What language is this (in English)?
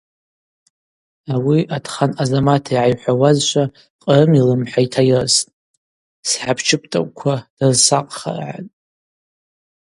Abaza